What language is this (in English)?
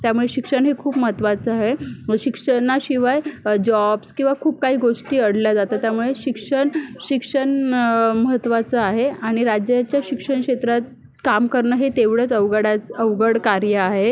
Marathi